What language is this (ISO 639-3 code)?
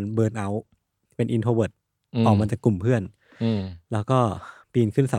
tha